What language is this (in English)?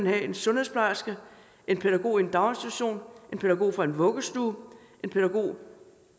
Danish